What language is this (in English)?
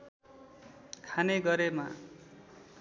Nepali